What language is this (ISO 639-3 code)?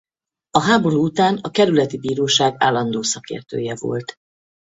hun